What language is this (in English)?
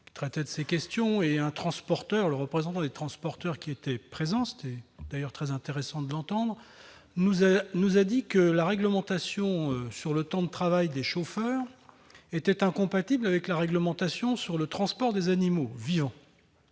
French